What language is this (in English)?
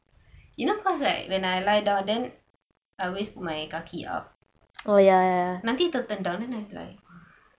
English